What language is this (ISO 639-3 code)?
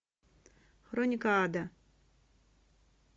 rus